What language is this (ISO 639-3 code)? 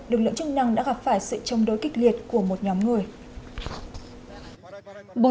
vie